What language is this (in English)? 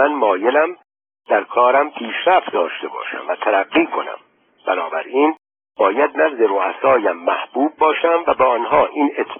Persian